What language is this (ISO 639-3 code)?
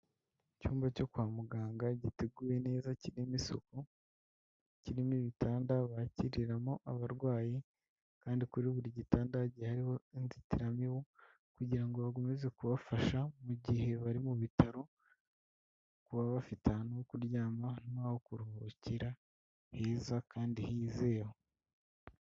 kin